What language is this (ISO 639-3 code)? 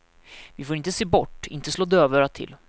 swe